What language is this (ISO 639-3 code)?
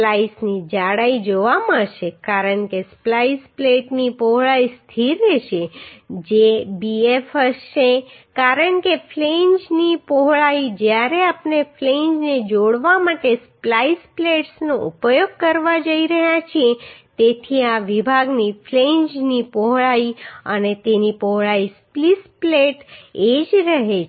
guj